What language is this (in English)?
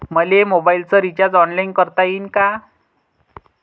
Marathi